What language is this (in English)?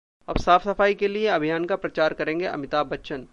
Hindi